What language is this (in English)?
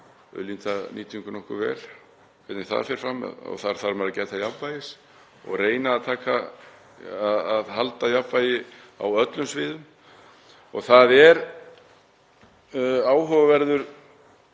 Icelandic